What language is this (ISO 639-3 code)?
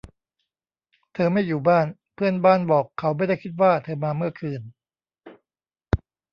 tha